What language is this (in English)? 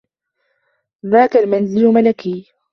Arabic